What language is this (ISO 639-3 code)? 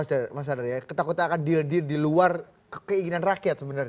ind